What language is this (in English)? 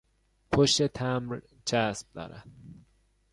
Persian